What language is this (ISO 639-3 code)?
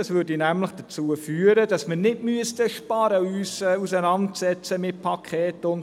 gsw